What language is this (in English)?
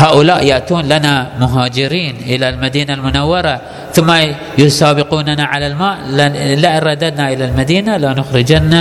Arabic